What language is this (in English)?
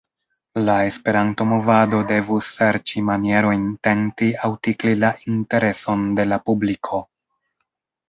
Esperanto